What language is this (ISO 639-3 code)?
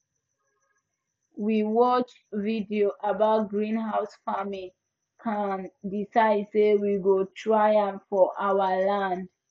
pcm